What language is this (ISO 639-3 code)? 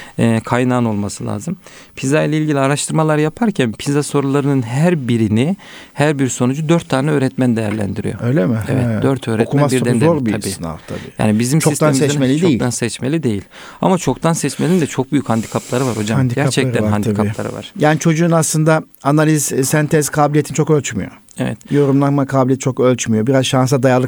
tur